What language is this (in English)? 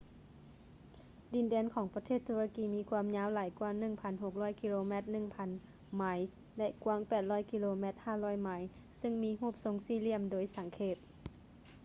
Lao